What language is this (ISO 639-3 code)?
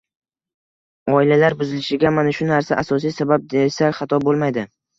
uzb